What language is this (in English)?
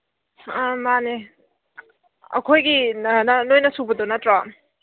Manipuri